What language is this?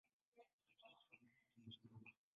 Swahili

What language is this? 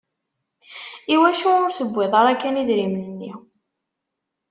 Kabyle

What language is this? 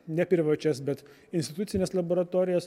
Lithuanian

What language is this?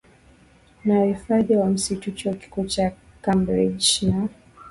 Swahili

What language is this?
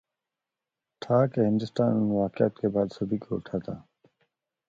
Urdu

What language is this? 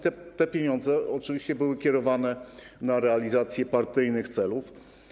Polish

